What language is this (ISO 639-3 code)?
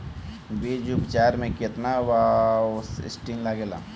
bho